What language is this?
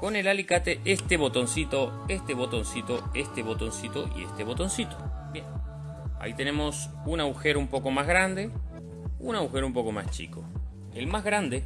Spanish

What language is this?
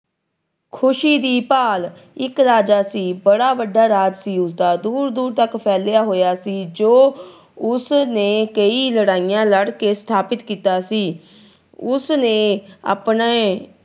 Punjabi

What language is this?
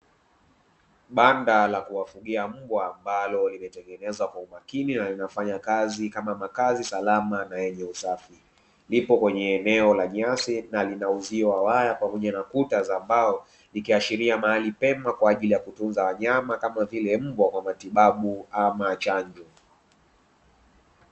Swahili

